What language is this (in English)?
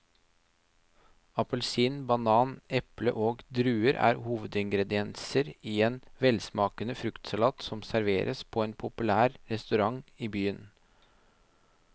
Norwegian